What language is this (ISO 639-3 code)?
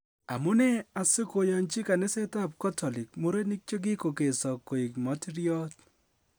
kln